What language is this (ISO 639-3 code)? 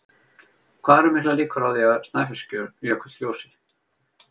isl